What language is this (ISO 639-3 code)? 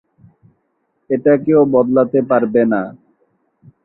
ben